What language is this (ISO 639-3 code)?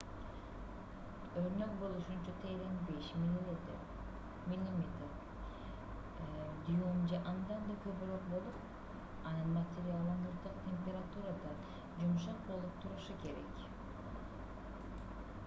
kir